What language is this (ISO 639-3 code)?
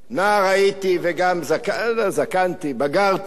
heb